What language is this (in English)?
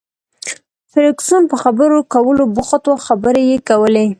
Pashto